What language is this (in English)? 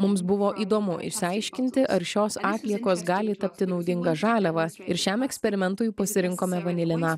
Lithuanian